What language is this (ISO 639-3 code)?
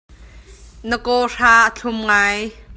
cnh